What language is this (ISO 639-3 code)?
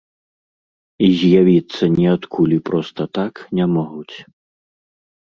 bel